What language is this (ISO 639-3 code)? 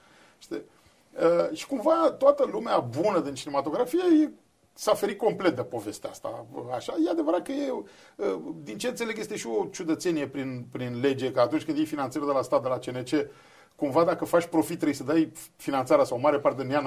ron